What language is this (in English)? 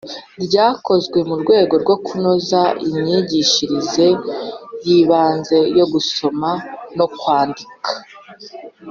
Kinyarwanda